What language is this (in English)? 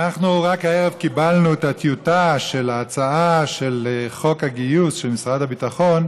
Hebrew